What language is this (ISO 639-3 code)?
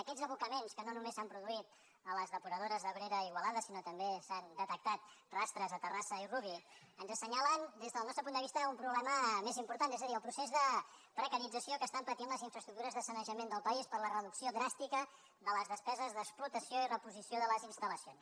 cat